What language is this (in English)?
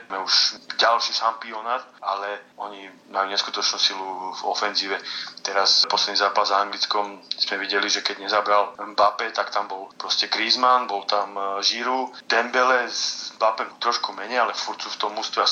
Slovak